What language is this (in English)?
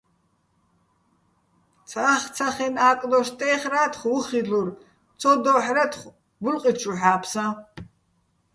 Bats